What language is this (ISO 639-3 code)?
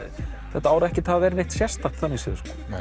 isl